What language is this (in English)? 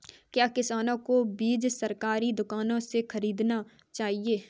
Hindi